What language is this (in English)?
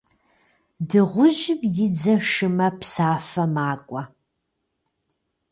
Kabardian